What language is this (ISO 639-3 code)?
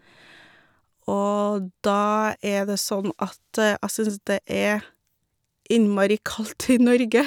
nor